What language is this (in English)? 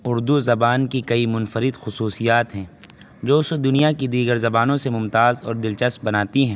Urdu